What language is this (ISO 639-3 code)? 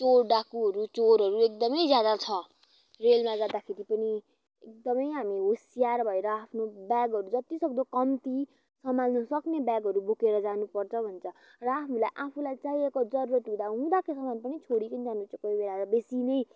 nep